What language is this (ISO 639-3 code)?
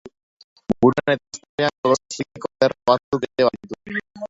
eus